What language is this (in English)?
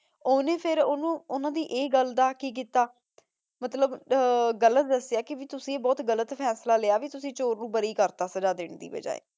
Punjabi